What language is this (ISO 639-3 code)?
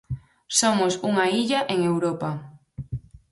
glg